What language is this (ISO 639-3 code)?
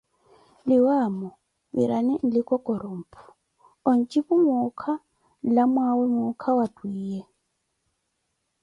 eko